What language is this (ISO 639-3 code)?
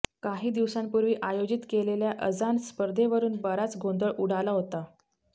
mar